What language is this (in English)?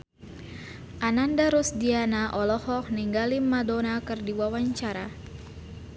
Sundanese